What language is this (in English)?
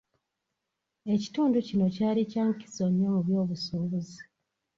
Ganda